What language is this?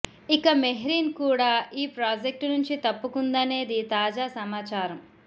Telugu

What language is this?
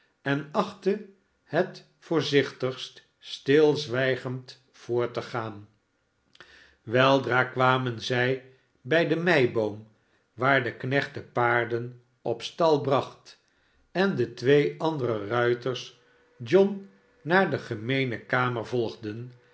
Dutch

